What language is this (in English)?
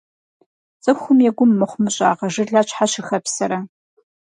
Kabardian